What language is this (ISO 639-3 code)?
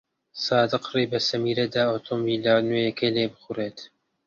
ckb